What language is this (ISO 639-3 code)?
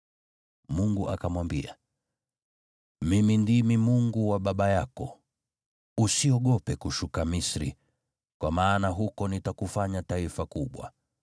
swa